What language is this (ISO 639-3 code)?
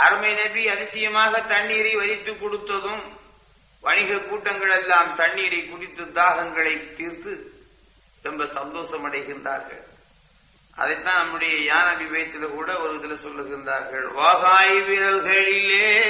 tam